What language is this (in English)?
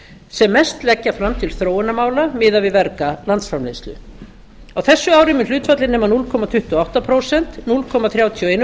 Icelandic